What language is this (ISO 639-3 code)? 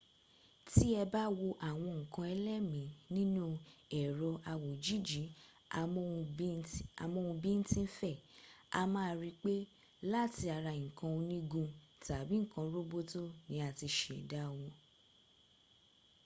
yor